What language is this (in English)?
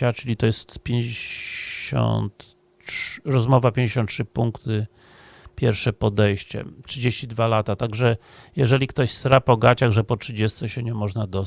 Polish